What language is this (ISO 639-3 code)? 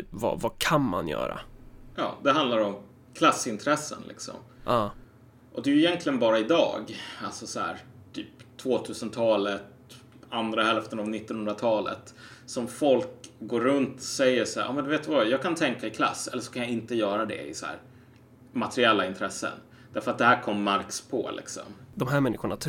swe